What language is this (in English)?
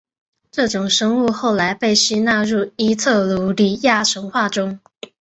Chinese